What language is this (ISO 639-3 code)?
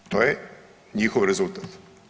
hrv